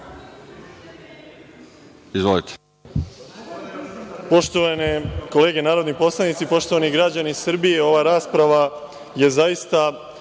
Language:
Serbian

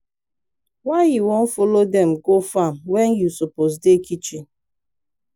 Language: Nigerian Pidgin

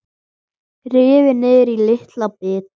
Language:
Icelandic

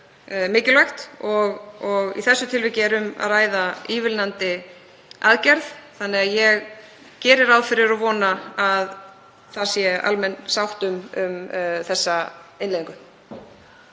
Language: Icelandic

